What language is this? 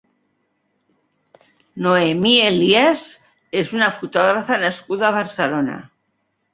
Catalan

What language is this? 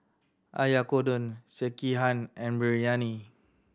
English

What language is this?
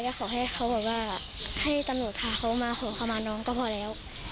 Thai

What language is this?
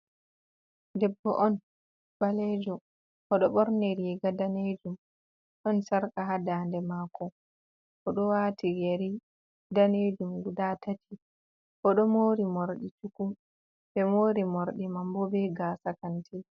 Fula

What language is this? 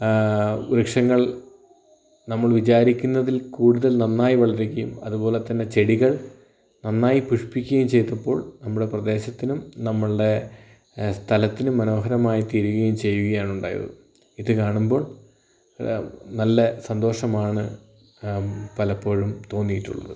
Malayalam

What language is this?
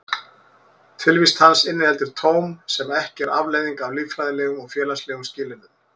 Icelandic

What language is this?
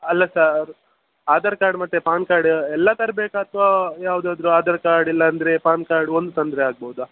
Kannada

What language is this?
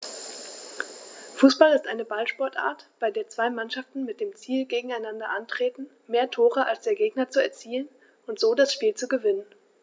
German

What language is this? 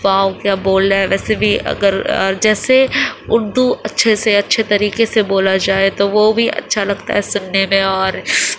Urdu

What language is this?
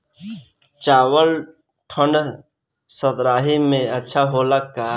Bhojpuri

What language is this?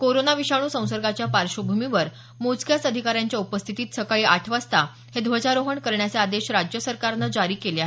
Marathi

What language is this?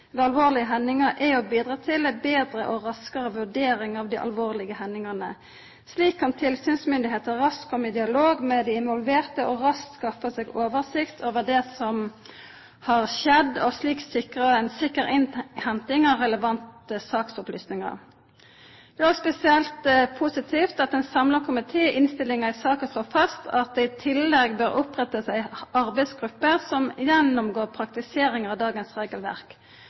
Norwegian Nynorsk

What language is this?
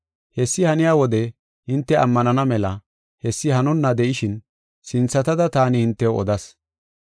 Gofa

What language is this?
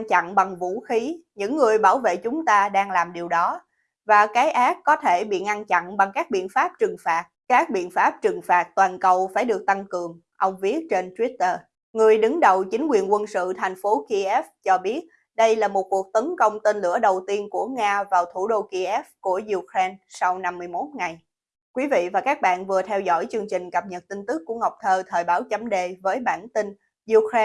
Vietnamese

